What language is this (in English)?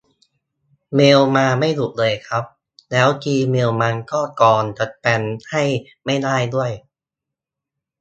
Thai